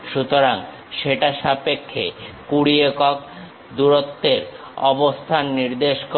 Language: Bangla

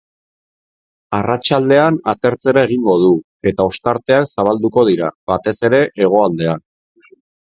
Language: Basque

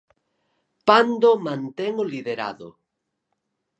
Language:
Galician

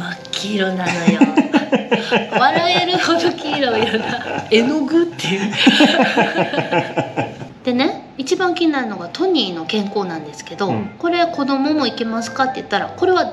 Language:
Japanese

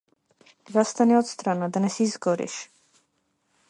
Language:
Macedonian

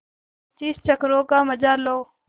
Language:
Hindi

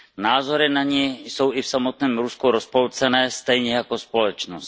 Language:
Czech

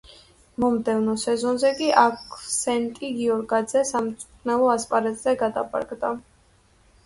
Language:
Georgian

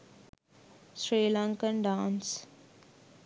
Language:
Sinhala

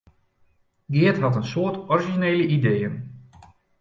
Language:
Western Frisian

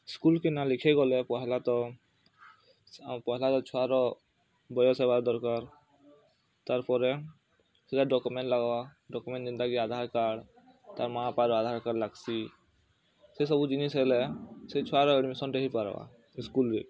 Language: Odia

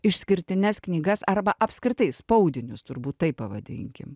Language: Lithuanian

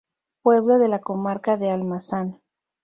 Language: Spanish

